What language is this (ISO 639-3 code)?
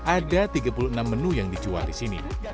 ind